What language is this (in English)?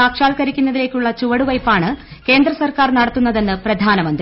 Malayalam